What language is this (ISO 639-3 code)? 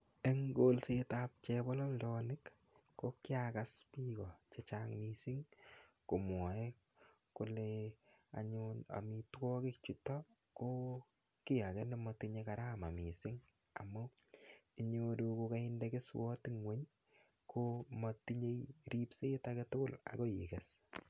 kln